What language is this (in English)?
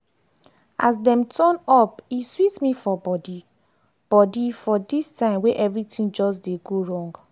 Nigerian Pidgin